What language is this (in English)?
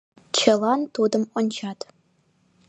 Mari